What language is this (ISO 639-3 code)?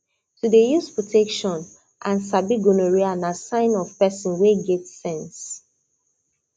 pcm